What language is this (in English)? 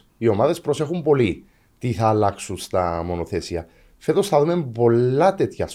Greek